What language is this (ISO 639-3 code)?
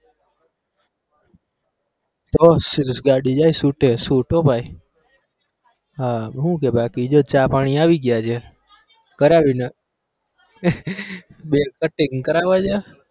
guj